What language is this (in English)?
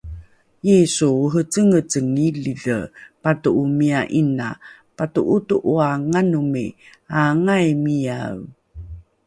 Rukai